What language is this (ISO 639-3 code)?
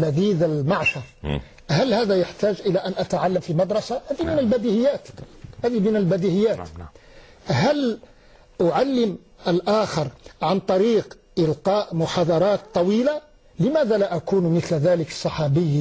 ara